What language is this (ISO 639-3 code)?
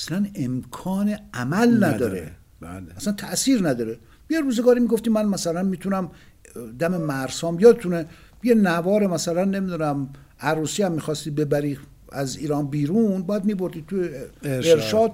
fas